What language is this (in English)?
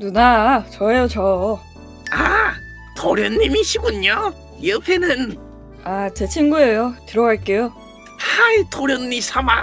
Korean